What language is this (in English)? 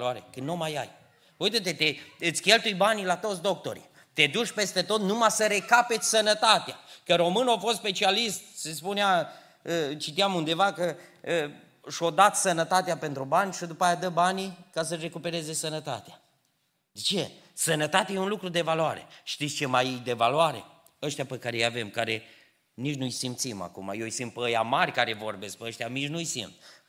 Romanian